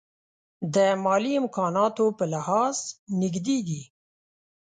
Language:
Pashto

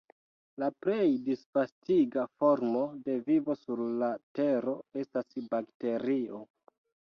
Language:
Esperanto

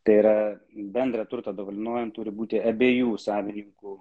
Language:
Lithuanian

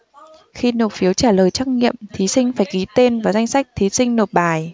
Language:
Vietnamese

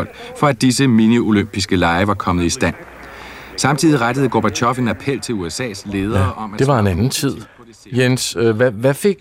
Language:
Danish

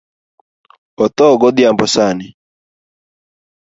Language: Luo (Kenya and Tanzania)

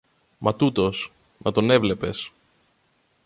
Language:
Greek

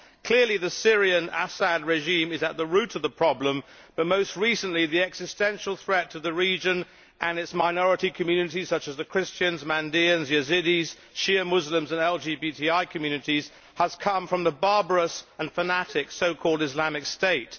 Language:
English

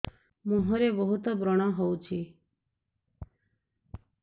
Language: Odia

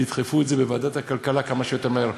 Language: Hebrew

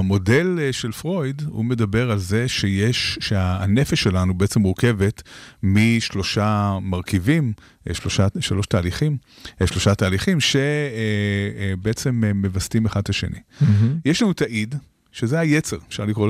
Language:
Hebrew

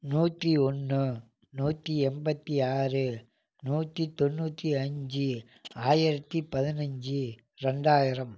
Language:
Tamil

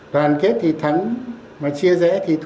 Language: Vietnamese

